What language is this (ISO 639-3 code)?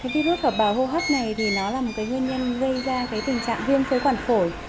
vie